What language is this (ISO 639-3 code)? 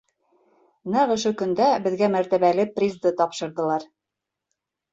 bak